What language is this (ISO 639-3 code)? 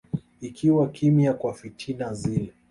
swa